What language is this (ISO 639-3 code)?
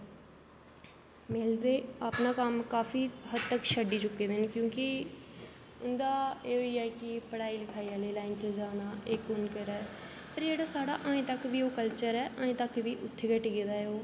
doi